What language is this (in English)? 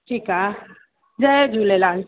Sindhi